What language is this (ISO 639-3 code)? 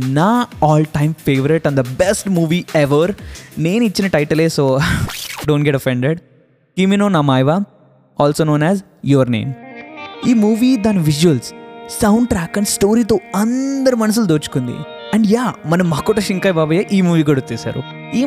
tel